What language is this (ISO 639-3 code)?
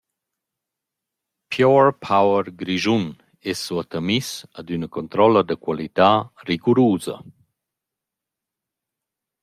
roh